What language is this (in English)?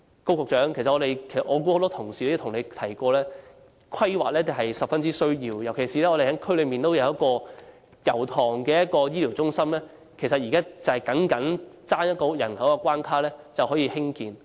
Cantonese